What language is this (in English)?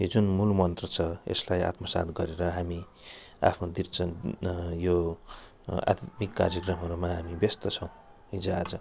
Nepali